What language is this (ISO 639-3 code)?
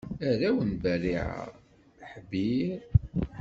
kab